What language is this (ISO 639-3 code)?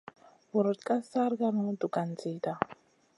mcn